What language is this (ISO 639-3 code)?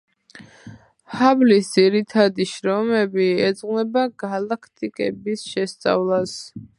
kat